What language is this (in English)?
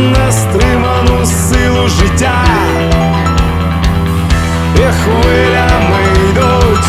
Ukrainian